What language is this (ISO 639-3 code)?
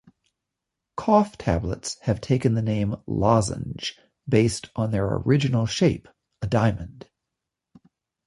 eng